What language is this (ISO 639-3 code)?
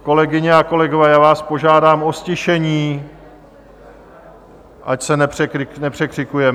ces